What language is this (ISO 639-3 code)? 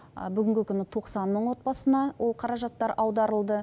kaz